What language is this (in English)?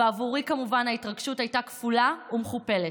Hebrew